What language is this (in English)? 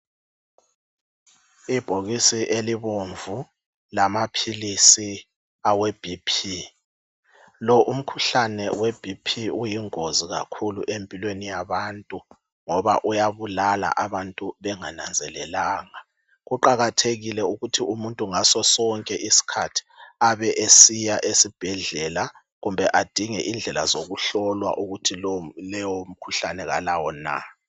North Ndebele